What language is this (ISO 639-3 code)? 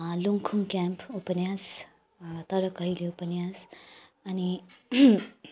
nep